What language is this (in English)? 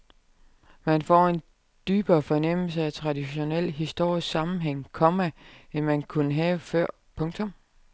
Danish